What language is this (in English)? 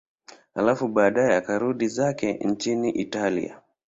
Swahili